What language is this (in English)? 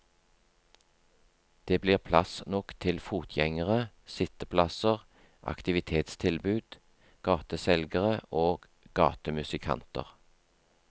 Norwegian